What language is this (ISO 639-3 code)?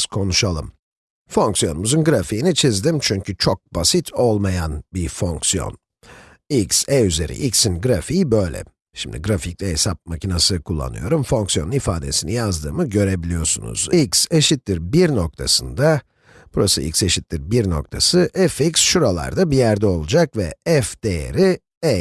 tur